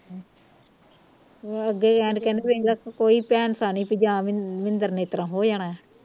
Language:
Punjabi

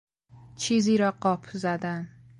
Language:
Persian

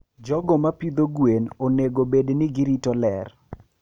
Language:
Luo (Kenya and Tanzania)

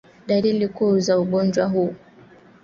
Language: Swahili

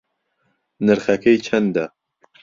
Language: Central Kurdish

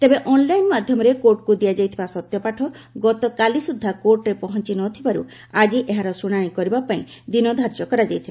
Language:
Odia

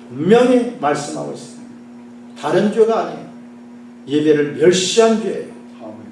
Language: Korean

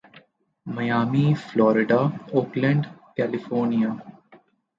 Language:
Urdu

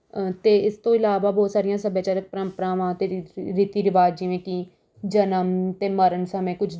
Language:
Punjabi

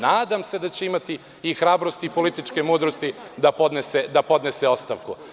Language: Serbian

